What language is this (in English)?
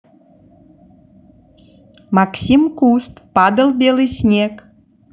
Russian